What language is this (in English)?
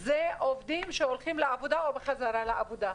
Hebrew